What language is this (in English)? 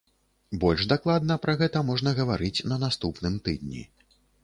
Belarusian